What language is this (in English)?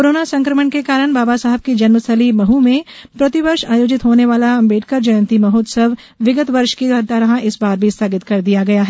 Hindi